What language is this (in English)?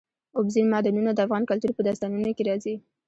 Pashto